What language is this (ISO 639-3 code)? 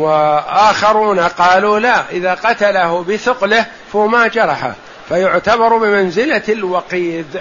ara